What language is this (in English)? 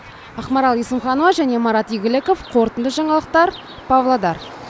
Kazakh